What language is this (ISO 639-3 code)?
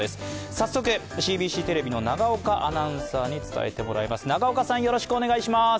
jpn